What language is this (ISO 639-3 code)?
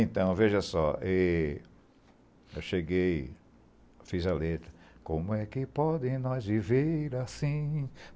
por